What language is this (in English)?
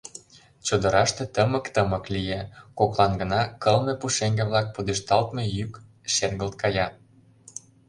Mari